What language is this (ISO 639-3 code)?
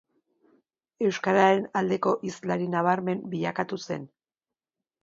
eus